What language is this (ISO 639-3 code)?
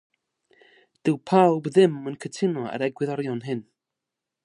cym